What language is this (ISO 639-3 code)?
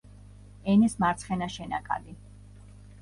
kat